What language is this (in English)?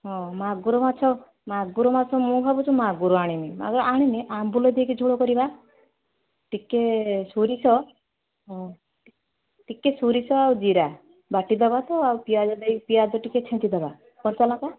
Odia